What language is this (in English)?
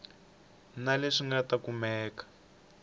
Tsonga